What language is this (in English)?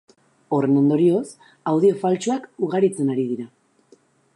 Basque